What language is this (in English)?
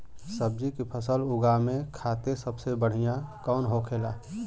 Bhojpuri